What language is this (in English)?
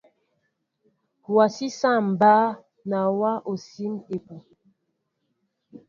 Mbo (Cameroon)